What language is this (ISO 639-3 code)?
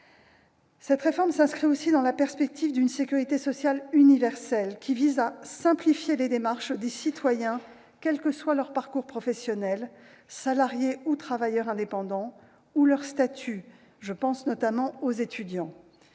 fra